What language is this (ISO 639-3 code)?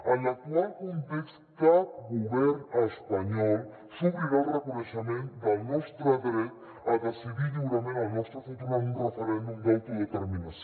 cat